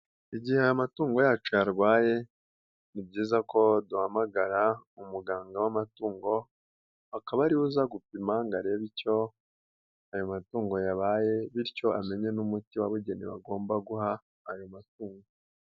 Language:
Kinyarwanda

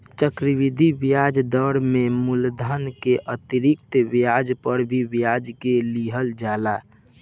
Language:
Bhojpuri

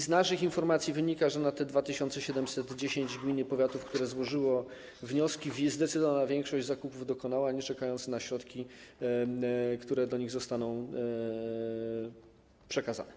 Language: Polish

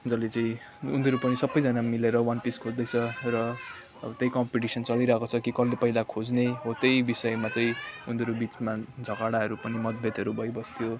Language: Nepali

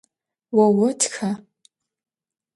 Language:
Adyghe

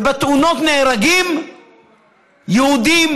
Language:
Hebrew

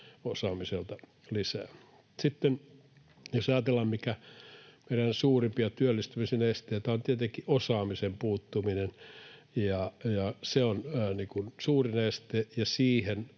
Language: Finnish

